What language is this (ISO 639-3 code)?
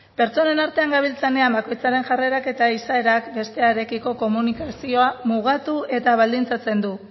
eus